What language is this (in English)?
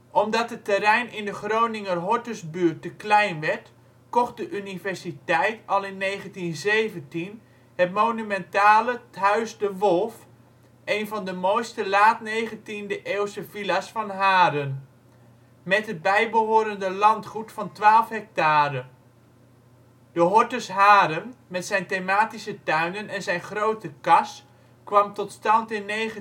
Dutch